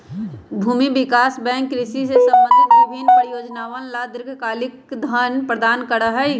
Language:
Magahi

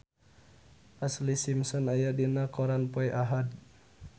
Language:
Sundanese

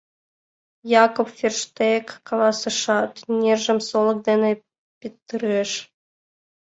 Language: Mari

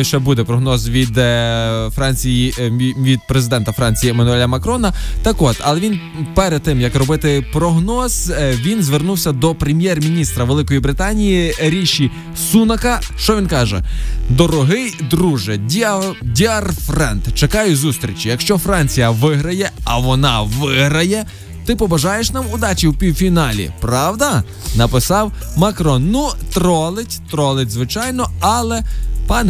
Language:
Ukrainian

